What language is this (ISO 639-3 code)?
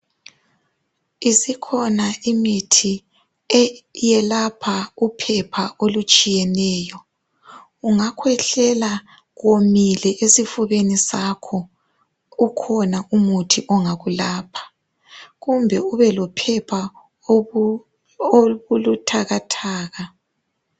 nde